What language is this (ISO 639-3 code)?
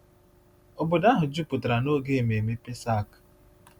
ibo